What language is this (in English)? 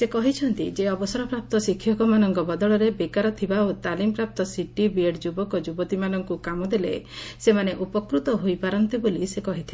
Odia